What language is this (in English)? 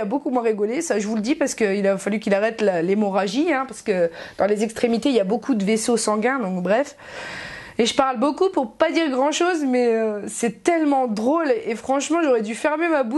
French